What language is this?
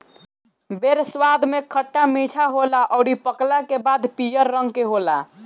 Bhojpuri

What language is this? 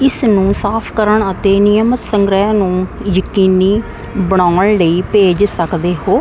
Punjabi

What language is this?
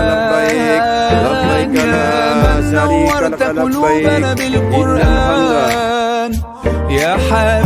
Arabic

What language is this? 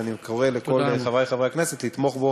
Hebrew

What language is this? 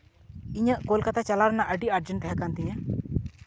Santali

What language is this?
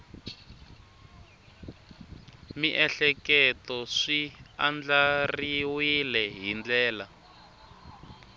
Tsonga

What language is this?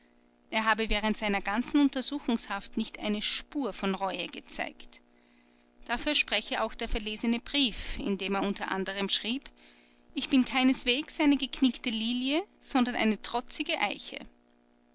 German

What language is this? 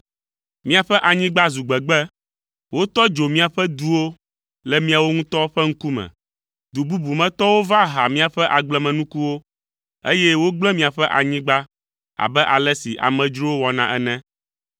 Ewe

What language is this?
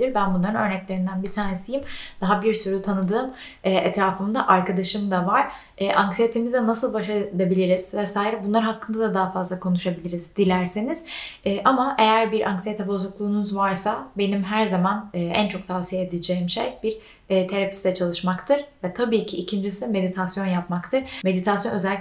Turkish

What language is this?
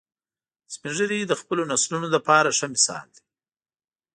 Pashto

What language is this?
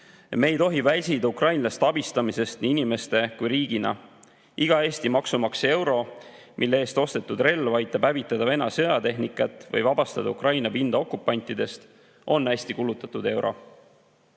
Estonian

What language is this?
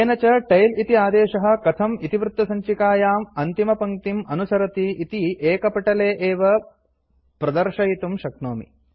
Sanskrit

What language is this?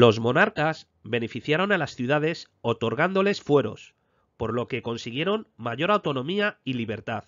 Spanish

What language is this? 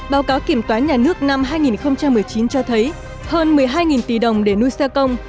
Vietnamese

